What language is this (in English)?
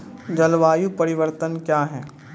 Maithili